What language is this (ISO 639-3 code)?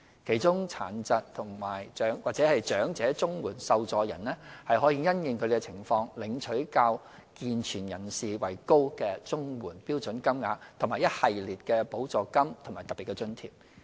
yue